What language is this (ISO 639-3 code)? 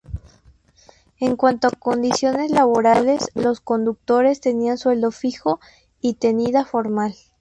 spa